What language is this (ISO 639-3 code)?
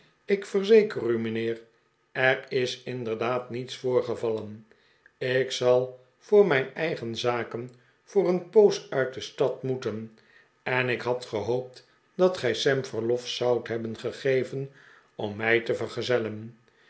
nld